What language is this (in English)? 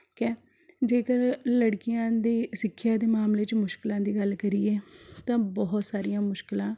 Punjabi